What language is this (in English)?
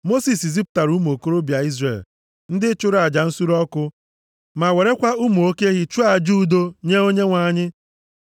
Igbo